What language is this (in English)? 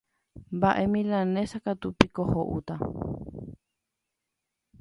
Guarani